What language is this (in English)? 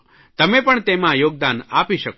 Gujarati